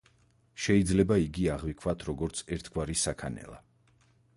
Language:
Georgian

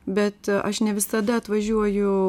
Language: Lithuanian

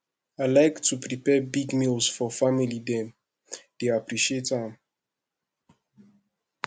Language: Nigerian Pidgin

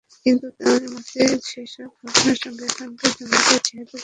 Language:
Bangla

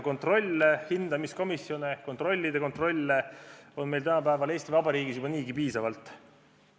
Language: Estonian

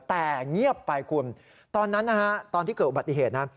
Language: Thai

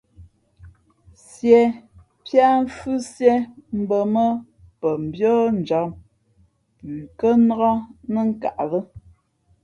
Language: Fe'fe'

